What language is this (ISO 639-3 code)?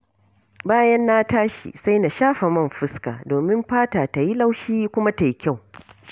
hau